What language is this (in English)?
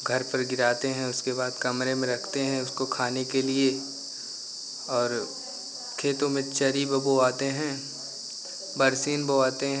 Hindi